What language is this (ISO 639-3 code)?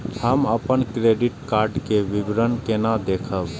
mai